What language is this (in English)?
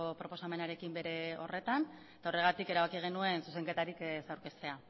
Basque